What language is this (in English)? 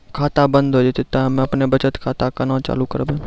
Maithili